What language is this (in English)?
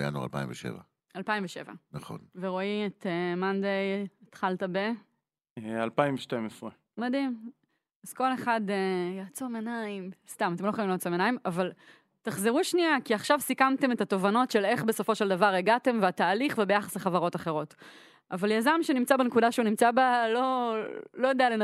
Hebrew